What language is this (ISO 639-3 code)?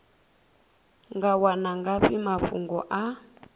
ven